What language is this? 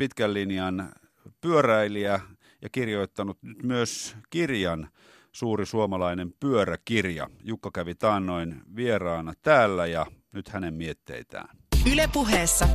Finnish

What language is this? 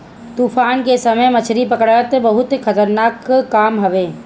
Bhojpuri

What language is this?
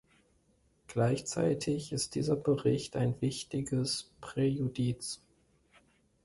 German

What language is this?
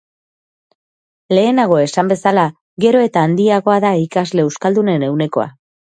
Basque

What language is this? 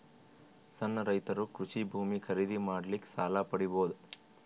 Kannada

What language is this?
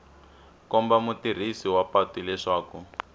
Tsonga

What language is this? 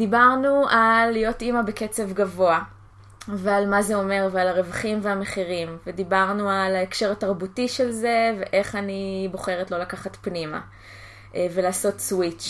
Hebrew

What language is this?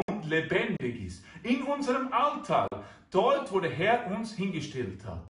German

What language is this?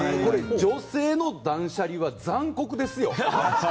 Japanese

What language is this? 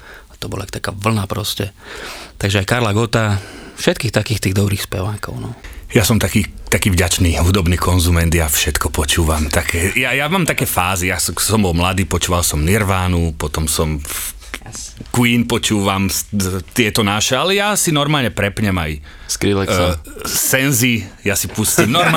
Slovak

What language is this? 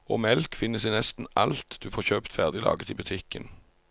Norwegian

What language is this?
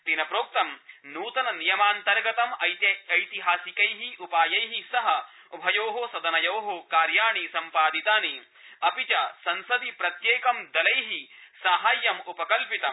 Sanskrit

